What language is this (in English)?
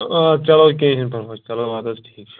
Kashmiri